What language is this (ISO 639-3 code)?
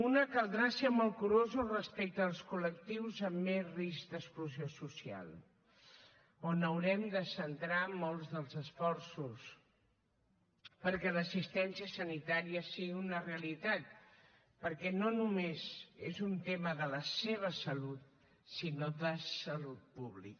cat